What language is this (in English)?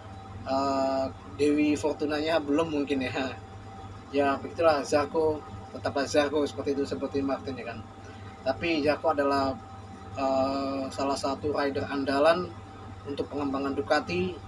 Indonesian